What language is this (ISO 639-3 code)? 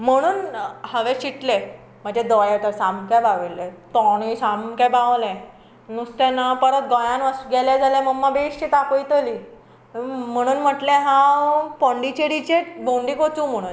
kok